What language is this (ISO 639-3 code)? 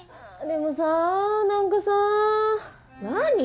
jpn